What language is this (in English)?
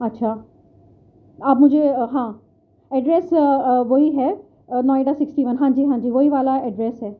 Urdu